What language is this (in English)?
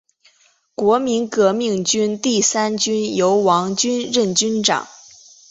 Chinese